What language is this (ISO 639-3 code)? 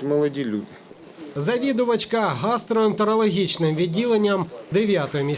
ukr